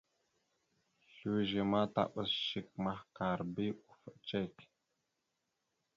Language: Mada (Cameroon)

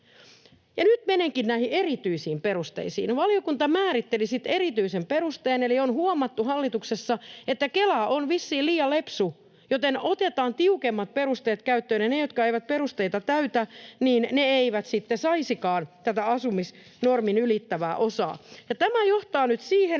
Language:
Finnish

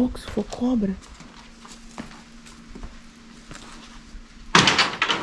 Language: Portuguese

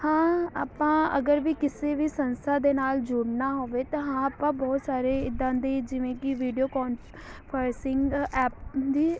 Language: Punjabi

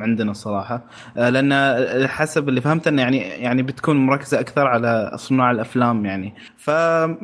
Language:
Arabic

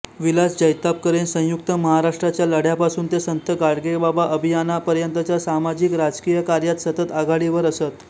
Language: Marathi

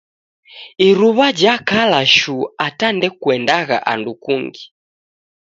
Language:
Taita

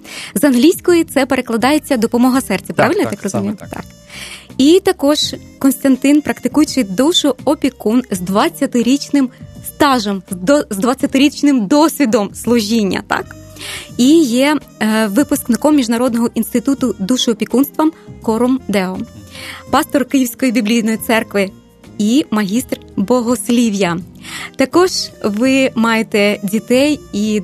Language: Ukrainian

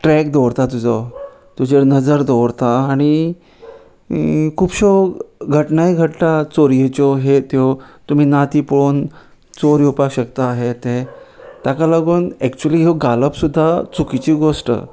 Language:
Konkani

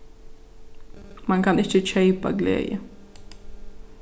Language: Faroese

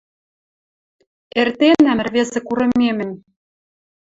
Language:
Western Mari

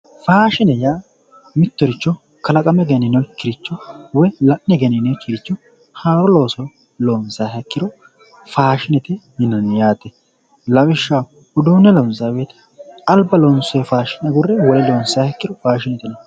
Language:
Sidamo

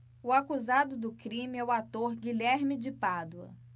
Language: Portuguese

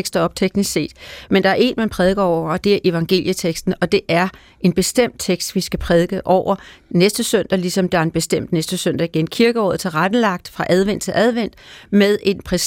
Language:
Danish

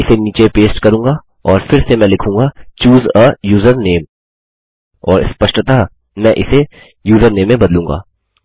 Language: Hindi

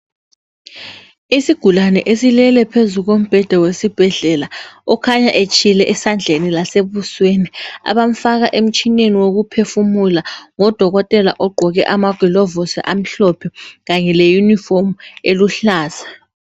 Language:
North Ndebele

